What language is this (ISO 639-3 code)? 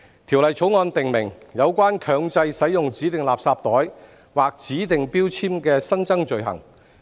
yue